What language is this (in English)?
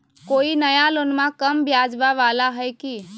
Magahi